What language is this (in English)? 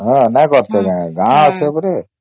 Odia